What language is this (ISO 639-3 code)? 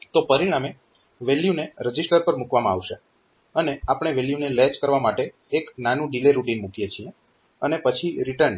guj